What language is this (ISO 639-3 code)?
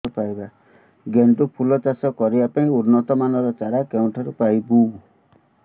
ori